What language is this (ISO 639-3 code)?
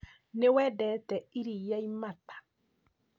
kik